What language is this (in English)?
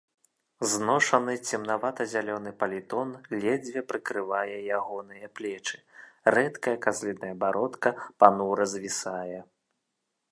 Belarusian